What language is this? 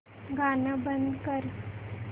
Marathi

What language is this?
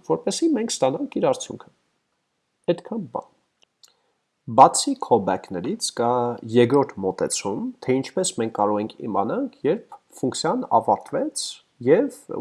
Turkish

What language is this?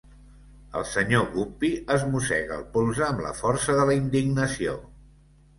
Catalan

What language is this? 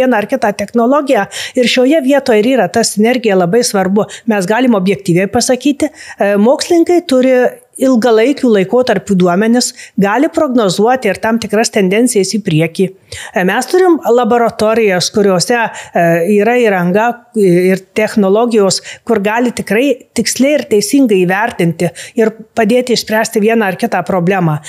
Lithuanian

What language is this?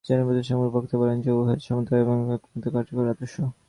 Bangla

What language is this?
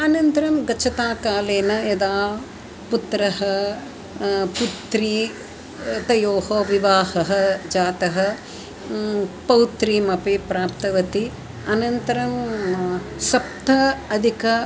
Sanskrit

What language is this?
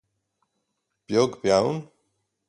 Irish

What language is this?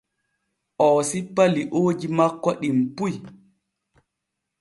Borgu Fulfulde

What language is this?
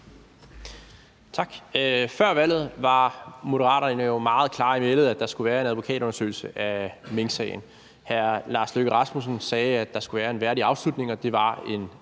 Danish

